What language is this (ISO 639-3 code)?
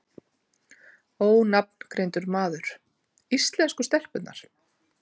isl